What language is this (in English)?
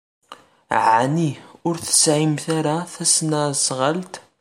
Kabyle